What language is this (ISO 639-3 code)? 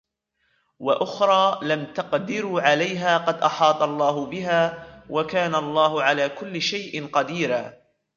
ara